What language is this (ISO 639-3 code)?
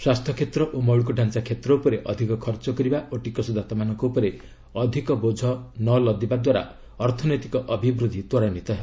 ori